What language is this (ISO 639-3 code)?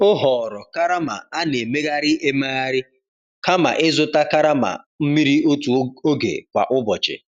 ibo